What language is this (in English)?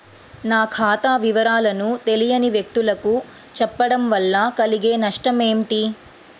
Telugu